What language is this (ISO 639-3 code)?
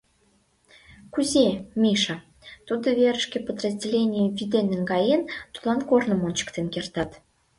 chm